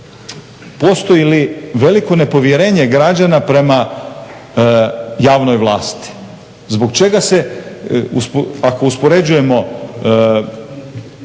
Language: Croatian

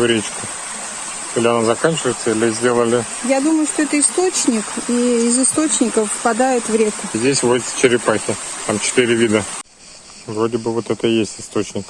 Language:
Russian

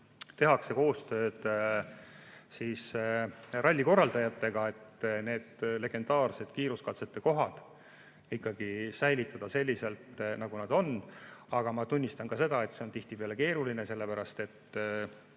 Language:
Estonian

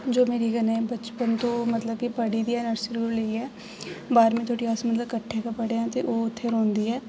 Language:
Dogri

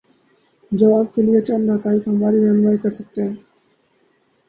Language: Urdu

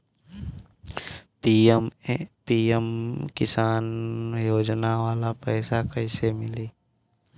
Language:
Bhojpuri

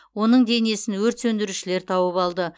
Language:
Kazakh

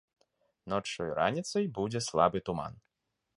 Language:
Belarusian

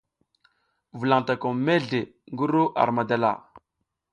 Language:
South Giziga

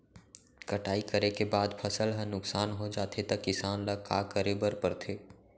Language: Chhattisgarhi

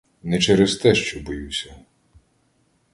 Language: Ukrainian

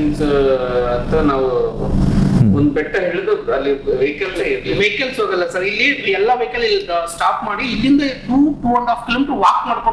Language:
Kannada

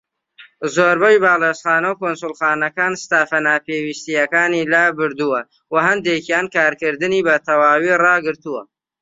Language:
Central Kurdish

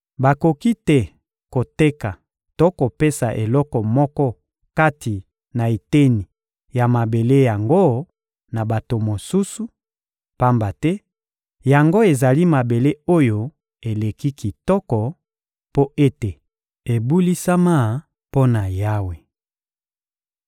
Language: Lingala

